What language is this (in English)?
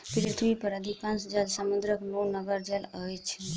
Maithili